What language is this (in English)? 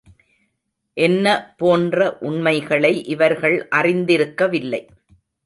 Tamil